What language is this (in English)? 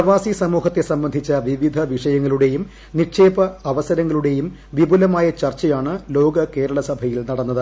Malayalam